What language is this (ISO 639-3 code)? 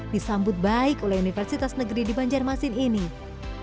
ind